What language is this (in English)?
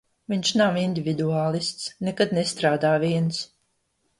Latvian